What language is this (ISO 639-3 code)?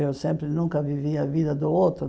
por